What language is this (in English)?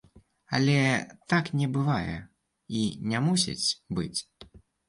Belarusian